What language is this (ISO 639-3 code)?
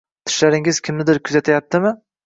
uzb